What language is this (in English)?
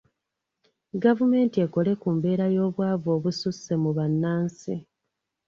Ganda